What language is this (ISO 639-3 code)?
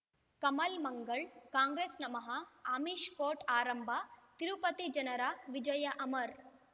kan